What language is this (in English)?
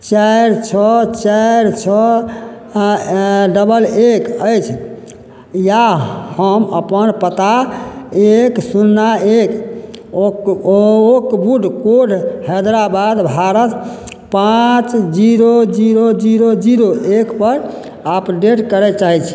Maithili